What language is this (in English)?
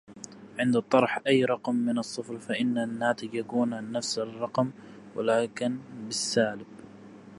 Arabic